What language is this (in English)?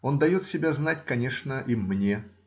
Russian